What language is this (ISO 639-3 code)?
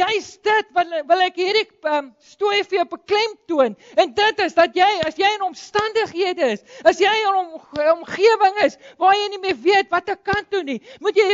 nld